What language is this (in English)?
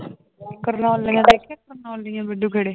Punjabi